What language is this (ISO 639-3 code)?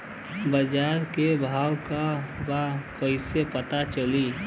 bho